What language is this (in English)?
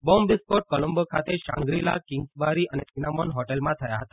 Gujarati